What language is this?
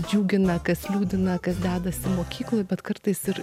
Lithuanian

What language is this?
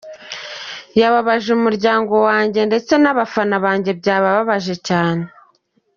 Kinyarwanda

